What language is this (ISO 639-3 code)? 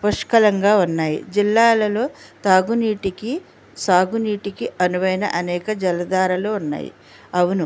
tel